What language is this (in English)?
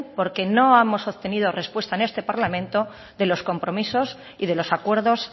Spanish